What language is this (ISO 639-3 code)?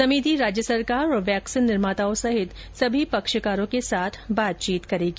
hin